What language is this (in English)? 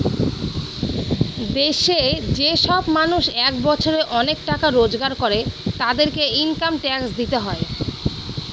Bangla